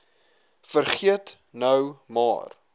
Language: Afrikaans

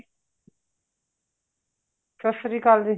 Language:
Punjabi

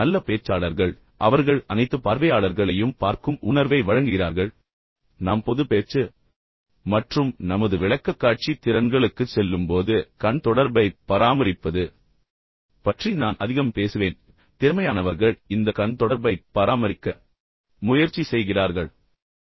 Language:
Tamil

